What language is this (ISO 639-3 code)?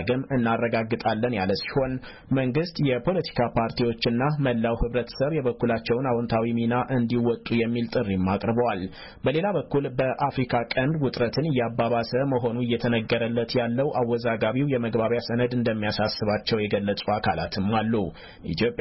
amh